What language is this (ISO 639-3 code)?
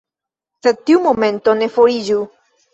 epo